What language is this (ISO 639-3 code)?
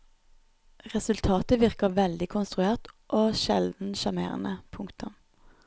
nor